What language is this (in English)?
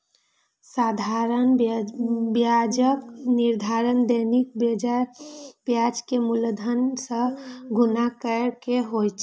Maithili